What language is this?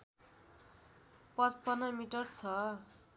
Nepali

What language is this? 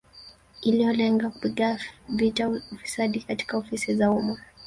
Swahili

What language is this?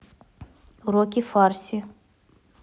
Russian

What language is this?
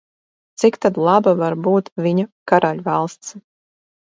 Latvian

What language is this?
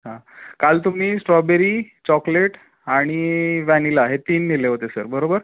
Marathi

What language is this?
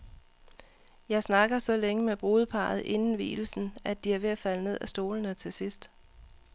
Danish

